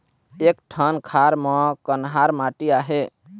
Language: Chhattisgarhi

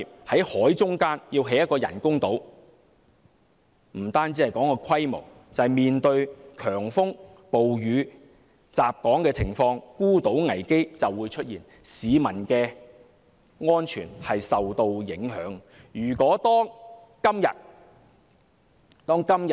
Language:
Cantonese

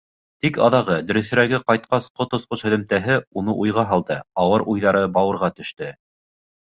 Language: Bashkir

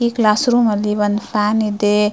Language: Kannada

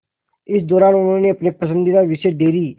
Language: Hindi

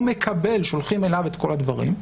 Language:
Hebrew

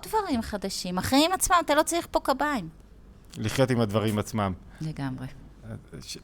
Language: Hebrew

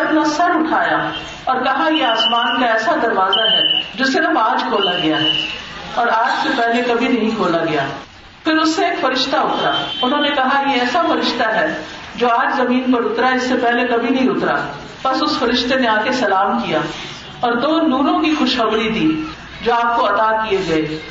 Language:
Urdu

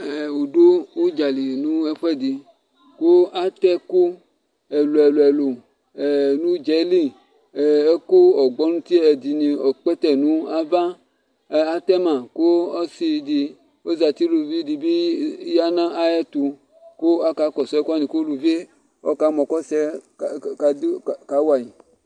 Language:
Ikposo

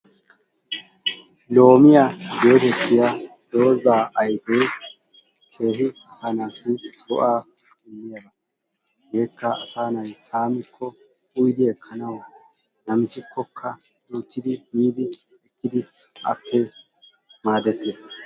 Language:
Wolaytta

